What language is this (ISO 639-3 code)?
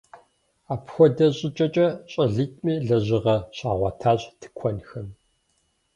kbd